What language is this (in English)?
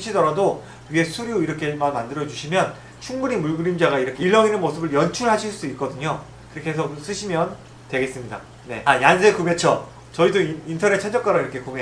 Korean